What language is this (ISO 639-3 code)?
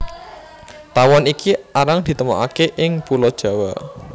jav